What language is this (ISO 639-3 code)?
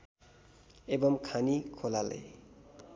nep